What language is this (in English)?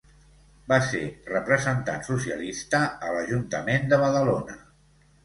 Catalan